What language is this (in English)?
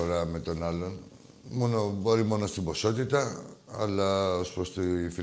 Greek